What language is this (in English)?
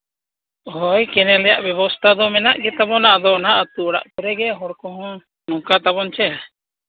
Santali